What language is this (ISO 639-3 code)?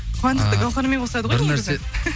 kaz